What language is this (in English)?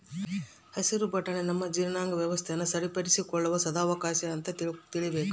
Kannada